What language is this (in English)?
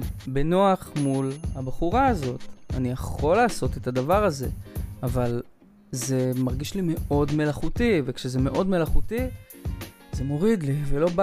Hebrew